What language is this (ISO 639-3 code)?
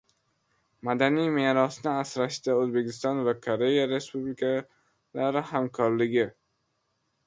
uzb